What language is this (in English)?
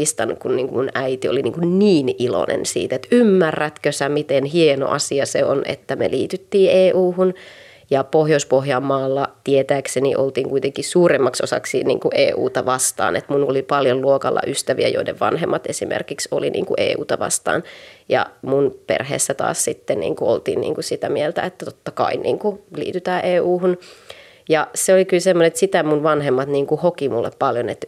Finnish